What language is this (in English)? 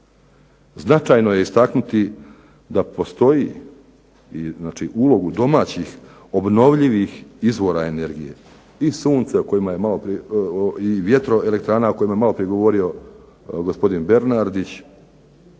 Croatian